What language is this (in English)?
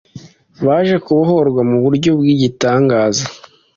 Kinyarwanda